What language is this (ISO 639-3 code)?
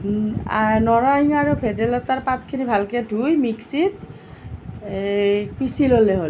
asm